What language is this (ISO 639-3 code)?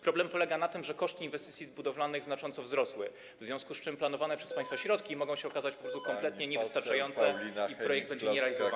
pol